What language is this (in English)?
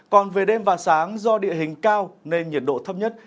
Vietnamese